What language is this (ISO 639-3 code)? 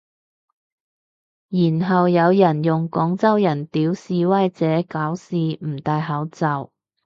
yue